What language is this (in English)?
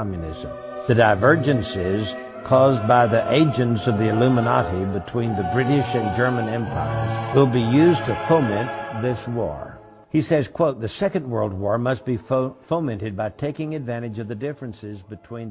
Greek